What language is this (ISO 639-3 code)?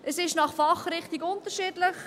gsw